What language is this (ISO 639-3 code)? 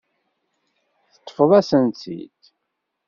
kab